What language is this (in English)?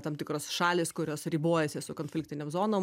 Lithuanian